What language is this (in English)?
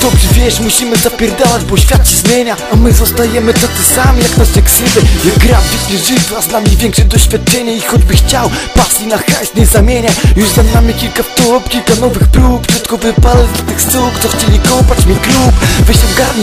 Polish